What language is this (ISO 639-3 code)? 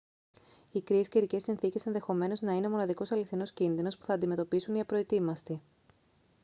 ell